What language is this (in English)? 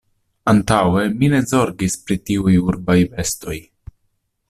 Esperanto